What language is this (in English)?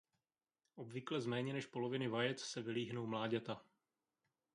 Czech